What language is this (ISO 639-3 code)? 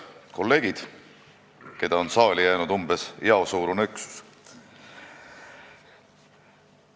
est